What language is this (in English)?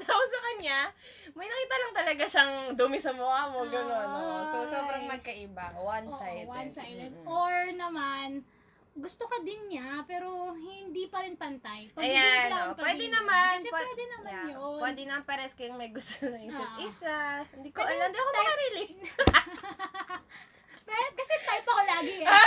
Filipino